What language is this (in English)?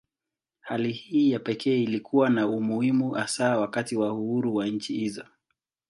Swahili